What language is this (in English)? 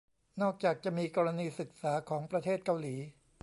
Thai